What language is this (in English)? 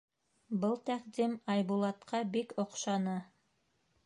Bashkir